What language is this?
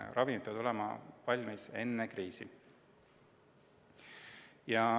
Estonian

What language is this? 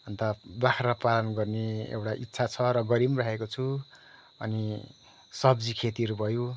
Nepali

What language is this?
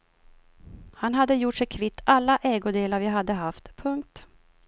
Swedish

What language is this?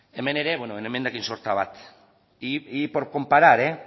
Basque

